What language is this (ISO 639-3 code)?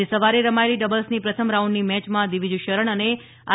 guj